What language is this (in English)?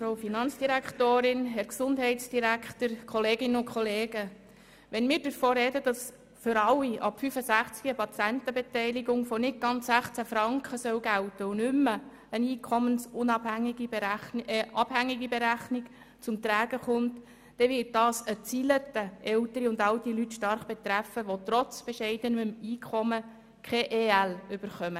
Swiss German